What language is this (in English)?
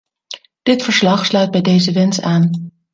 Dutch